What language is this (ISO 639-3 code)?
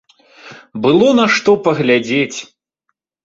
bel